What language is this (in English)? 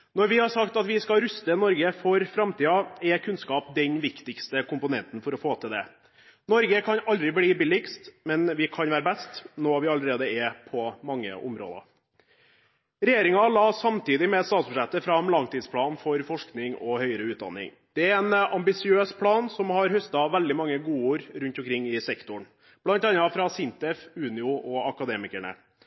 Norwegian Bokmål